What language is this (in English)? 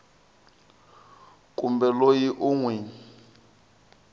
Tsonga